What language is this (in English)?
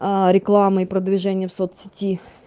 Russian